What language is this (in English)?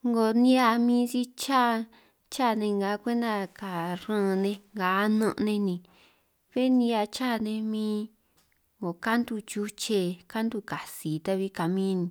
San Martín Itunyoso Triqui